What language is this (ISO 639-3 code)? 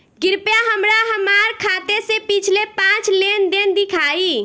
bho